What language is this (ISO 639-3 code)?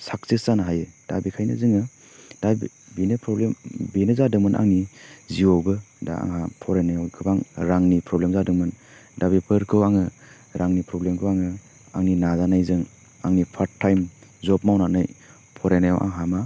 brx